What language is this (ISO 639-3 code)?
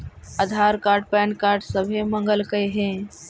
mag